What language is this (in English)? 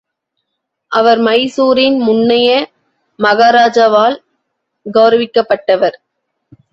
Tamil